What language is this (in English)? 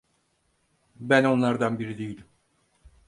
Turkish